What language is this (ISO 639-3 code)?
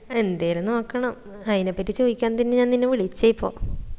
mal